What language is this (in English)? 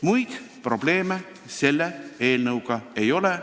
Estonian